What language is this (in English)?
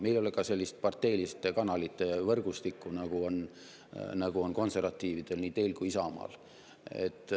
Estonian